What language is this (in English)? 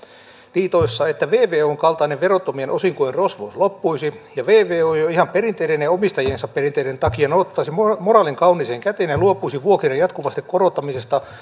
Finnish